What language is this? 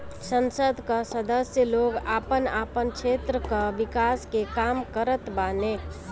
Bhojpuri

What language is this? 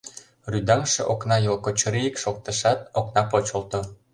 Mari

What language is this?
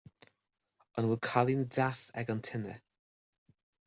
Irish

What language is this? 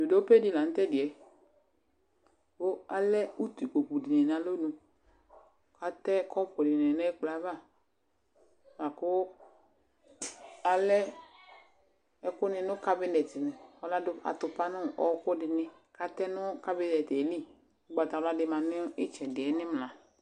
Ikposo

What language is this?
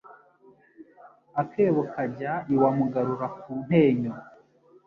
Kinyarwanda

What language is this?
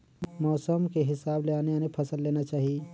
Chhattisgarhi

